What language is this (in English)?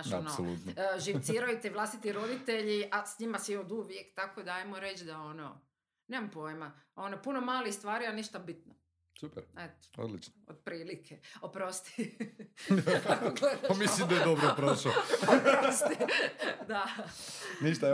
Croatian